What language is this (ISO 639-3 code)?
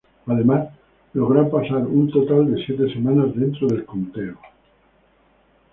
spa